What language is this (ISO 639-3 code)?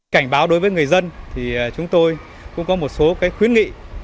vie